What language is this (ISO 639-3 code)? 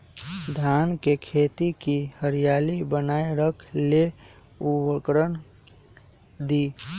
mag